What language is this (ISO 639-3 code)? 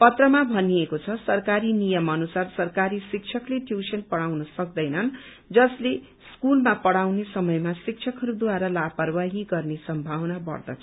nep